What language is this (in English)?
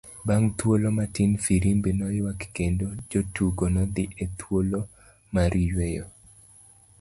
Luo (Kenya and Tanzania)